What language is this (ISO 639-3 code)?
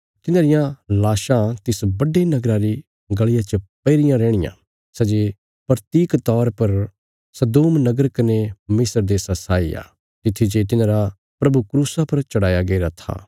kfs